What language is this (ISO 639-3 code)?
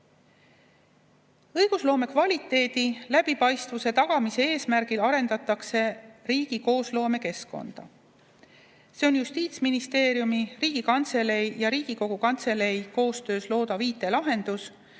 est